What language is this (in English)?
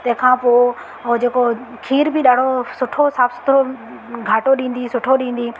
Sindhi